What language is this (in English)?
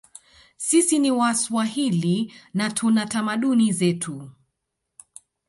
Swahili